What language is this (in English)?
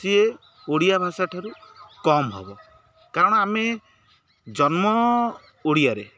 Odia